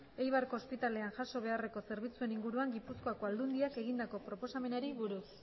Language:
Basque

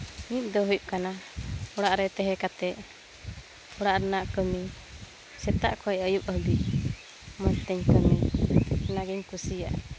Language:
Santali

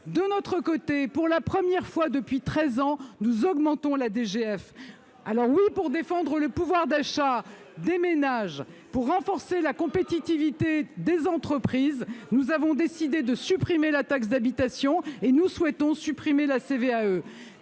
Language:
French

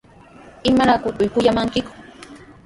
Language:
Sihuas Ancash Quechua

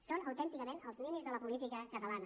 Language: Catalan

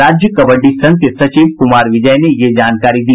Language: Hindi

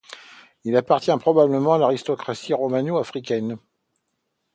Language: French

